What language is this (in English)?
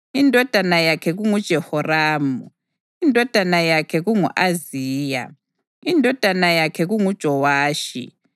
North Ndebele